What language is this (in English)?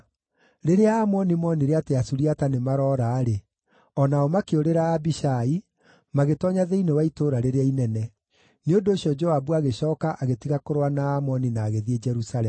Kikuyu